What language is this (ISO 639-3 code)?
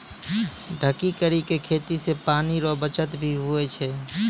mai